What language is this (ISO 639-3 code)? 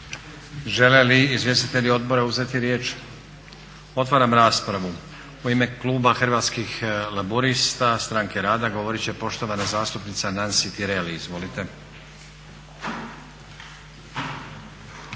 hrv